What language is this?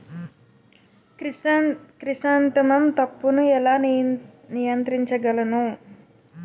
Telugu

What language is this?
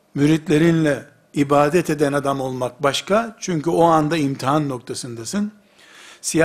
Turkish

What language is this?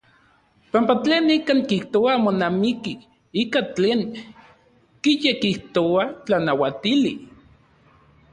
Central Puebla Nahuatl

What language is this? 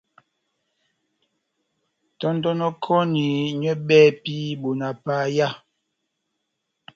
Batanga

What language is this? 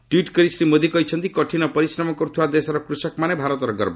Odia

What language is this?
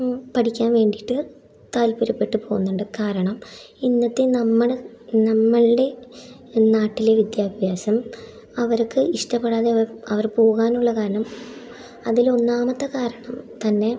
Malayalam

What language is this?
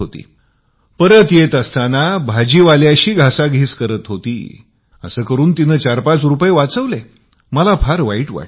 Marathi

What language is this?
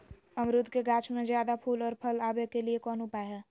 Magahi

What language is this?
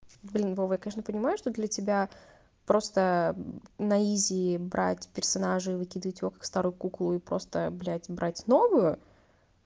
Russian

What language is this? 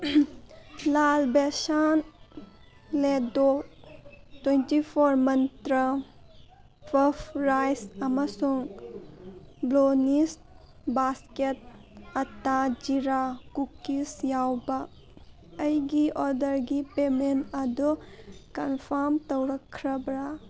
Manipuri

